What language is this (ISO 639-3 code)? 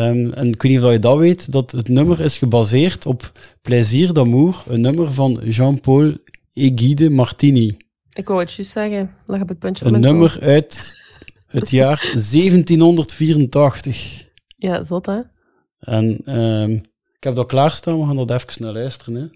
nld